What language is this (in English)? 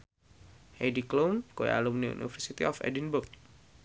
Javanese